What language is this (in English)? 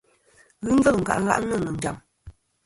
Kom